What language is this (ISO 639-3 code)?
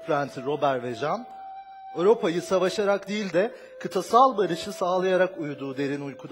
tur